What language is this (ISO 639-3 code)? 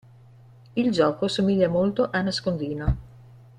ita